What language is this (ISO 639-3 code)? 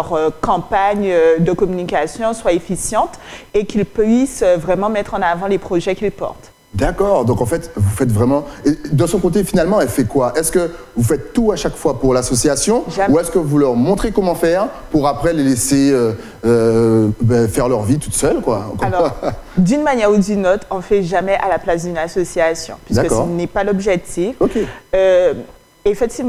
fra